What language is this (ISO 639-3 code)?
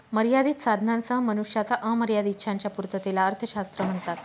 mar